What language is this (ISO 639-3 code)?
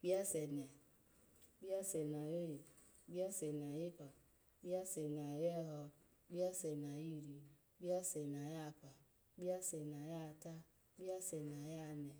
ala